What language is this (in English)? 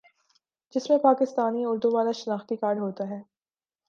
Urdu